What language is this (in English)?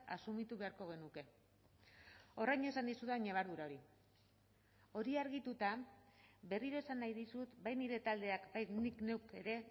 Basque